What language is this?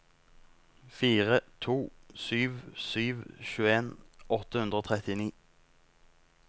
Norwegian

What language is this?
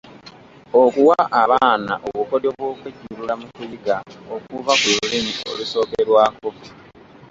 Ganda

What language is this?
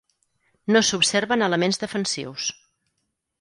Catalan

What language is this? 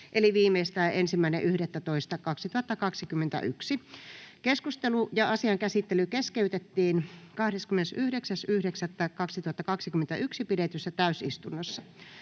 Finnish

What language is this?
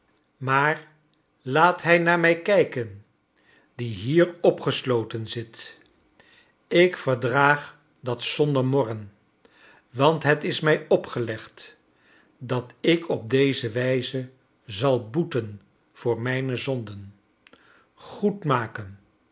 Dutch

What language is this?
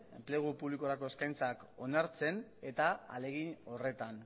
Basque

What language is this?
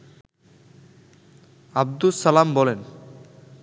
Bangla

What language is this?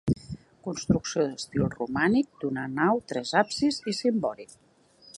Catalan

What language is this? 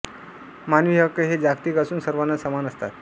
Marathi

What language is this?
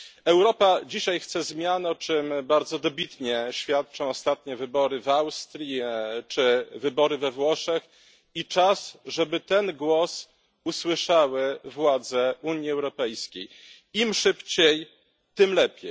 Polish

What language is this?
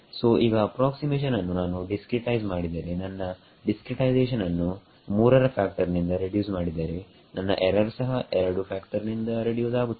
Kannada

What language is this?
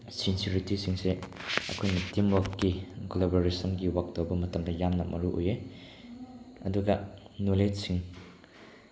Manipuri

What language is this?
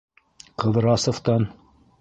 Bashkir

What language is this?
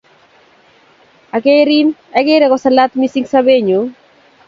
Kalenjin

